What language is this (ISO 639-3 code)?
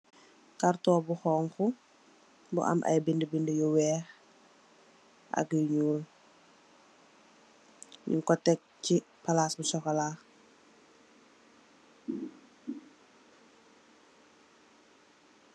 wol